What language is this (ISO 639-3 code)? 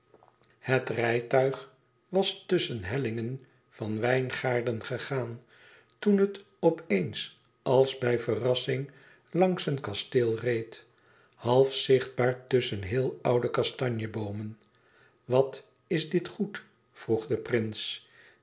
nld